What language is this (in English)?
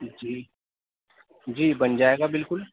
Urdu